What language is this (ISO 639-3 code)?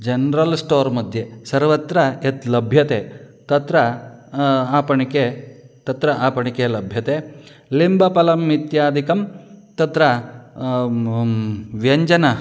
san